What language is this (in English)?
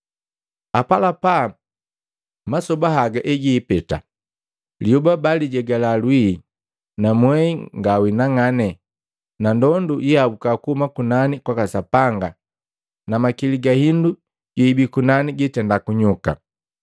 Matengo